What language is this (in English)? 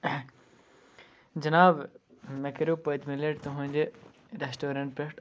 Kashmiri